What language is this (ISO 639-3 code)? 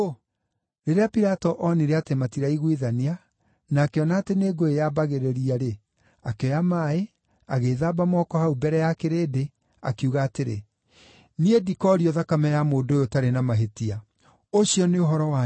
kik